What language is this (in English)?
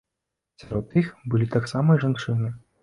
Belarusian